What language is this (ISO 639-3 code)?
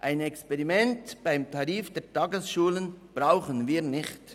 gsw